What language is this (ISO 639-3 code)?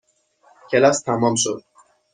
fas